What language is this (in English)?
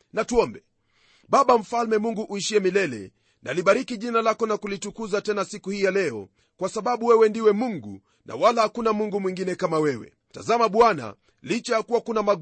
Swahili